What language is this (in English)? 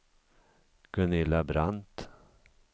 Swedish